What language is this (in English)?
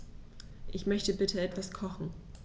German